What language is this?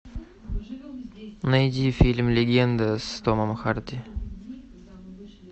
Russian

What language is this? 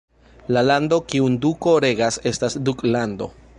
Esperanto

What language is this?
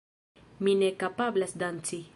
Esperanto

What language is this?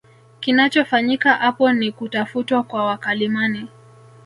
Swahili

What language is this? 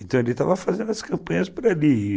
Portuguese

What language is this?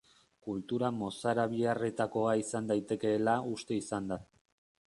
Basque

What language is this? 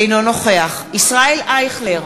Hebrew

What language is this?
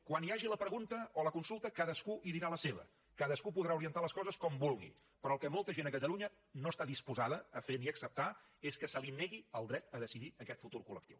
Catalan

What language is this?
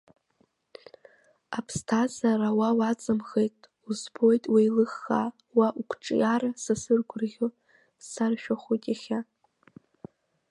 Abkhazian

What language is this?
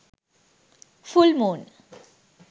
Sinhala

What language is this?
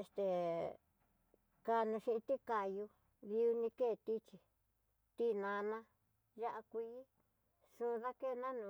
Tidaá Mixtec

